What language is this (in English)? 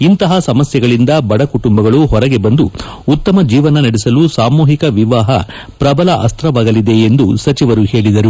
Kannada